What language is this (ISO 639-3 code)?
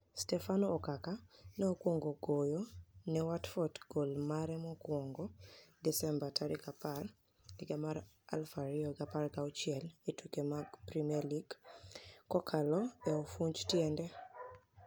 luo